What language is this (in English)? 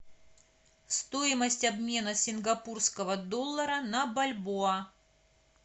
Russian